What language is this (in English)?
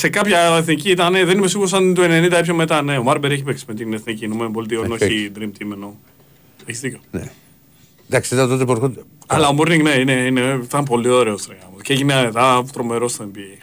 Greek